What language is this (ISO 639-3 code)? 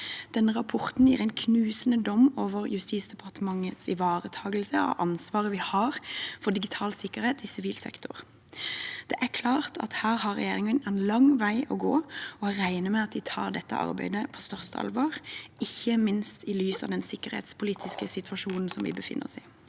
nor